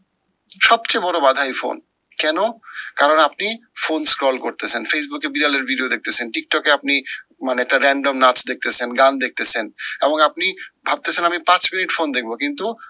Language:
Bangla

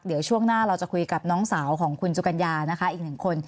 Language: Thai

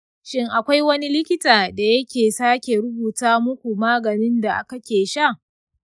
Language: Hausa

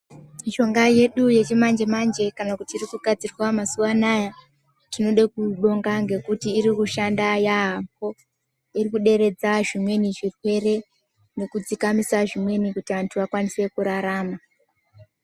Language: Ndau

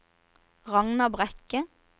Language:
Norwegian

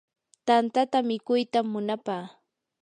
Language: Yanahuanca Pasco Quechua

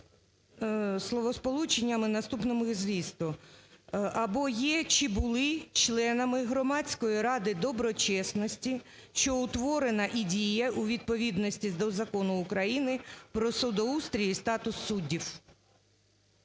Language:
Ukrainian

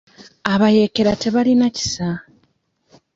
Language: Ganda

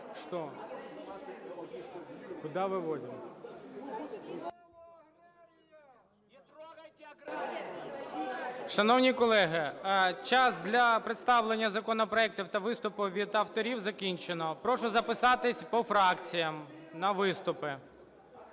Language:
Ukrainian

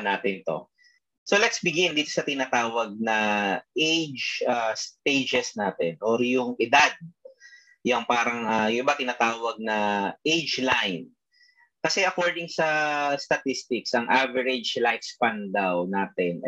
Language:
Filipino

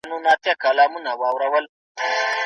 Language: Pashto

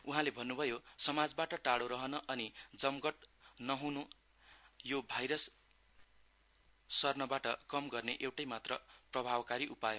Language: Nepali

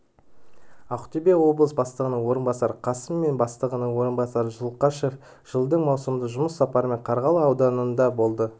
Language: Kazakh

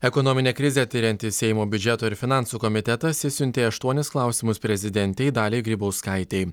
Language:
Lithuanian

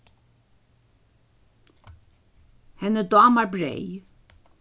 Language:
Faroese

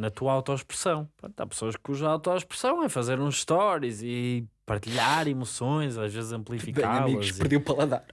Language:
Portuguese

